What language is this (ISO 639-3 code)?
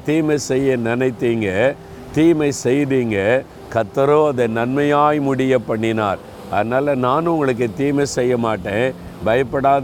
tam